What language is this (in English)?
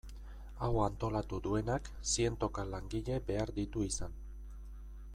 Basque